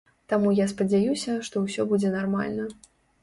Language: Belarusian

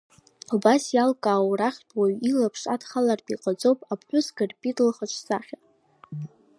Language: Abkhazian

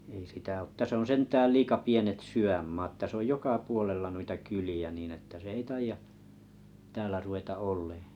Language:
Finnish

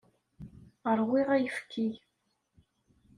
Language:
Kabyle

